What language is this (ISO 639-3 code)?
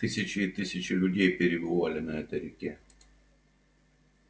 rus